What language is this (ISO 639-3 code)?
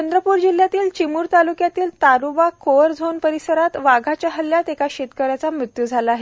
mar